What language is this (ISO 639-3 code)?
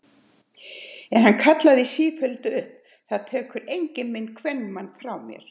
isl